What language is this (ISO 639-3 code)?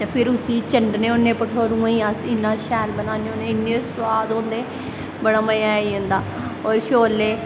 doi